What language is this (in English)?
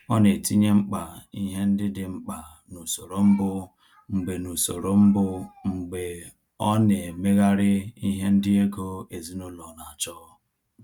Igbo